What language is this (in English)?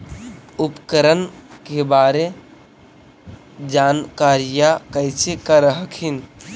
Magahi